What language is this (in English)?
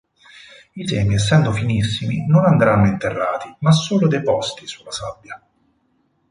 Italian